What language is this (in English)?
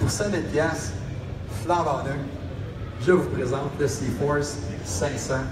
French